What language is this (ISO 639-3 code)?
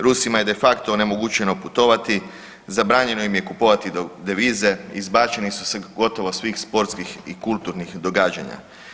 hrv